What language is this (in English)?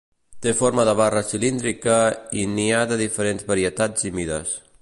Catalan